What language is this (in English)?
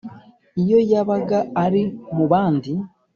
Kinyarwanda